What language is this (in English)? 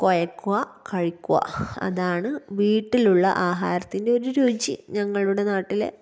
Malayalam